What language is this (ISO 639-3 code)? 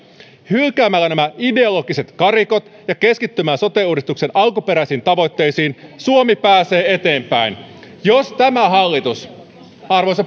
fin